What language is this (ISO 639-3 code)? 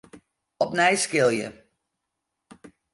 fry